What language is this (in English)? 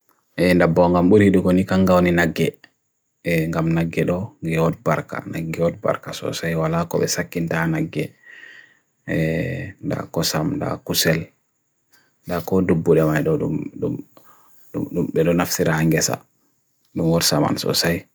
Bagirmi Fulfulde